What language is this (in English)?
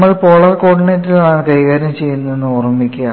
Malayalam